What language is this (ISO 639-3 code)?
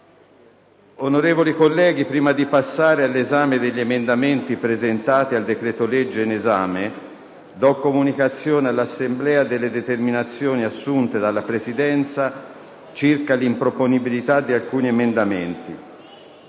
ita